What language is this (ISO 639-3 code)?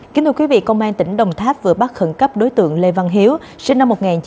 vie